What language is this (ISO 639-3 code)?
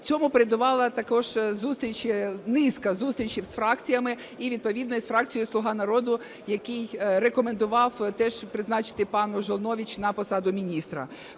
ukr